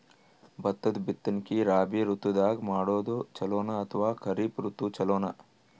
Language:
Kannada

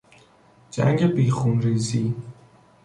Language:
Persian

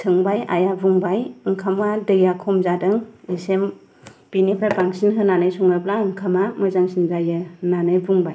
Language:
Bodo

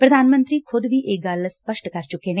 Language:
Punjabi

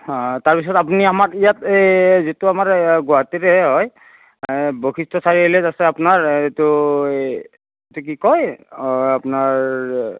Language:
Assamese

